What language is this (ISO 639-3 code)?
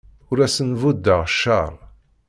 kab